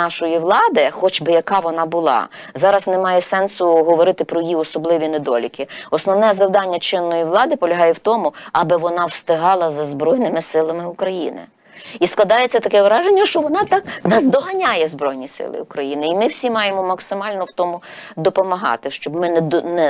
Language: Ukrainian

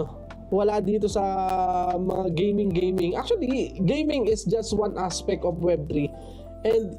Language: Filipino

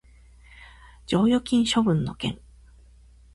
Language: Japanese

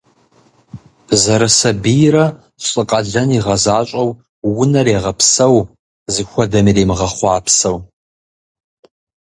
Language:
Kabardian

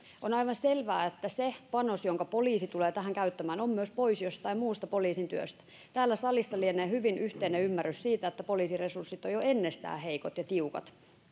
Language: Finnish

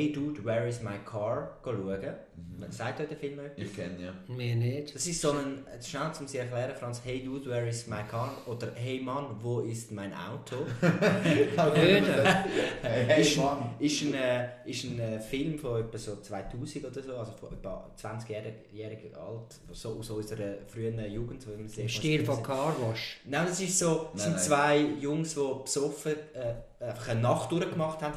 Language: German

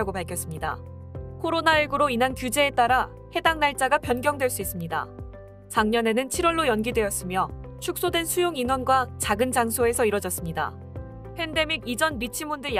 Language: Korean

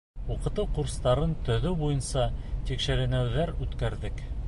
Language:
Bashkir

